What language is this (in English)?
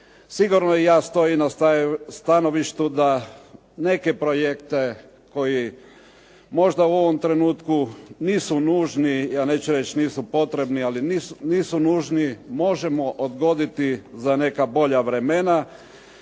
Croatian